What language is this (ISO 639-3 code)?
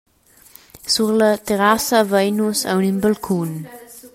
roh